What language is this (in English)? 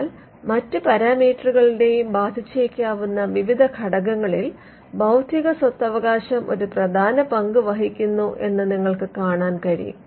Malayalam